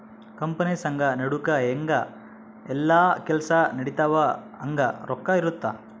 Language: Kannada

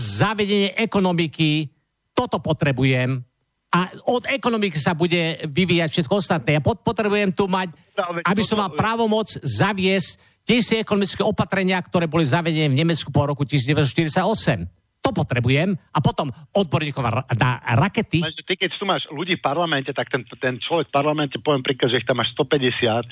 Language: Slovak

